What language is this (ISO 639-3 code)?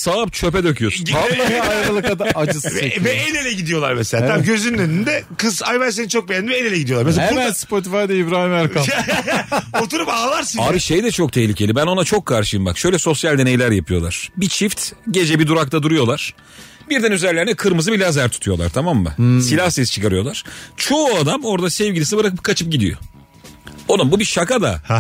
tur